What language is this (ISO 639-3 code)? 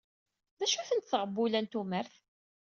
kab